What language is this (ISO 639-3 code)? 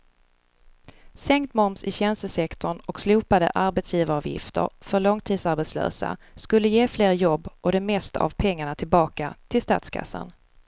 swe